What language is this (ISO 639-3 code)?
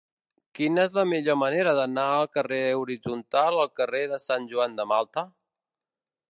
cat